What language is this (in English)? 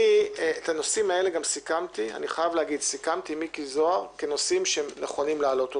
Hebrew